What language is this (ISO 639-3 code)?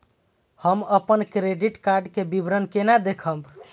mai